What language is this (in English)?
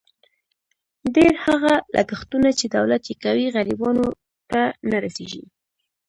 Pashto